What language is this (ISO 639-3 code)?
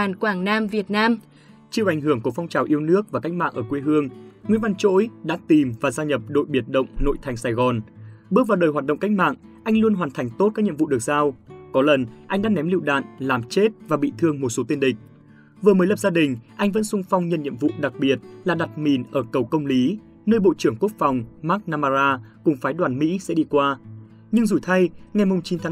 vie